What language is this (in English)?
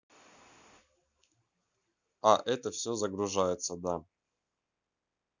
Russian